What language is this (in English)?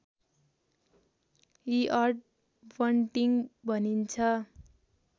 Nepali